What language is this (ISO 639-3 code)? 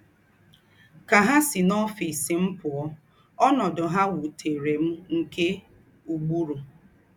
ibo